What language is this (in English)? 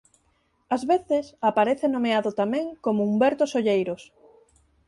Galician